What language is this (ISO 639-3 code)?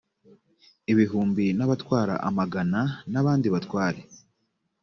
kin